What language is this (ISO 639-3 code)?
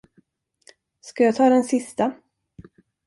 swe